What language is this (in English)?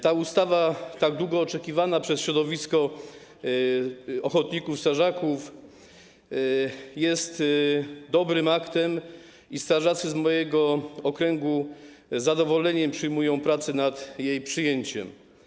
Polish